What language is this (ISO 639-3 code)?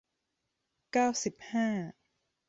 tha